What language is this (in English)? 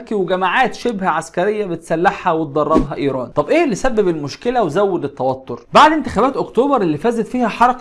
Arabic